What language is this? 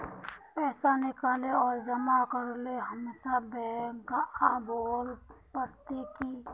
Magahi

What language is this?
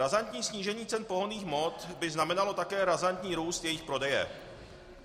Czech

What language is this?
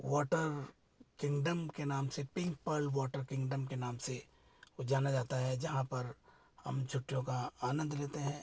Hindi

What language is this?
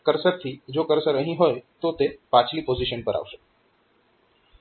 Gujarati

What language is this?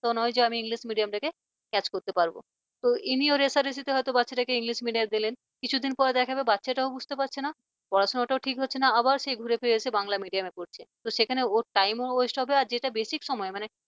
Bangla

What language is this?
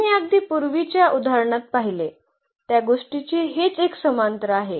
Marathi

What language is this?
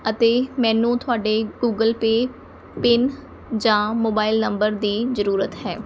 Punjabi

